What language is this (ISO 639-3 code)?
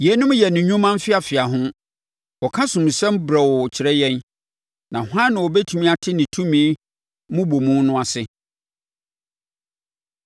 aka